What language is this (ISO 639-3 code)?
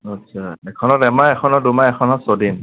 asm